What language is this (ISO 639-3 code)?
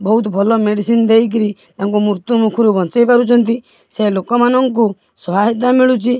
ori